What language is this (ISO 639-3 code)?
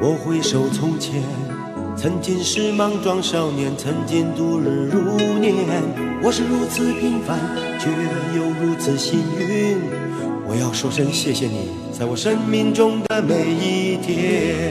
zho